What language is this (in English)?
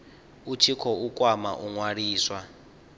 Venda